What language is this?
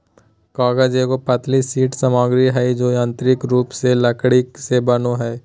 Magahi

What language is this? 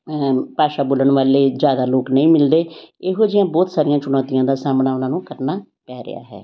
Punjabi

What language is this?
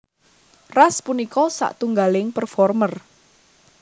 Javanese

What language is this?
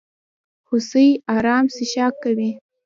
Pashto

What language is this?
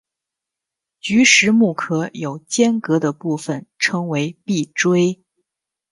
Chinese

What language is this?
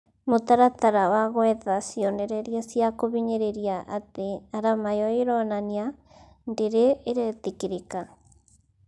Kikuyu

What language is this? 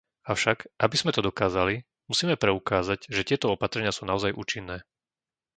Slovak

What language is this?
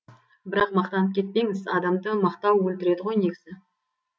Kazakh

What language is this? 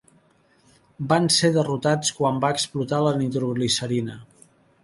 Catalan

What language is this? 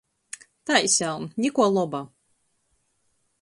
Latgalian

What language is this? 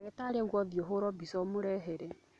Kikuyu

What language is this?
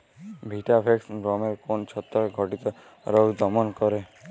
Bangla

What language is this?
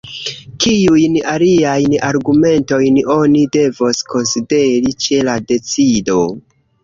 Esperanto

